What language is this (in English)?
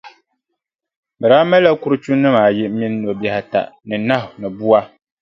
Dagbani